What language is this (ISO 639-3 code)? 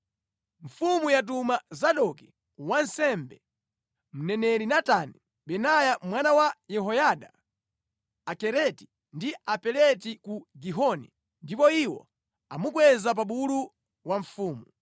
nya